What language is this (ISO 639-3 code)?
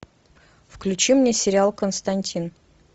rus